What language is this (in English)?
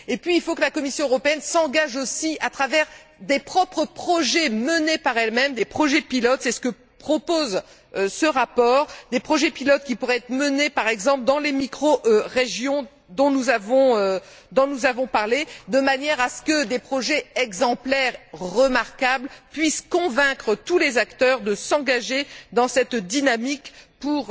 French